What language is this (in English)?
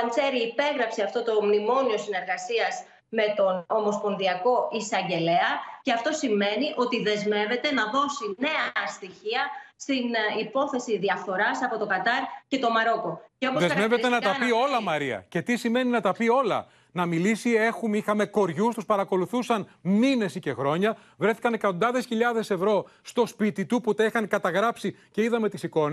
Greek